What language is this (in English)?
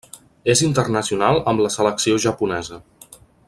Catalan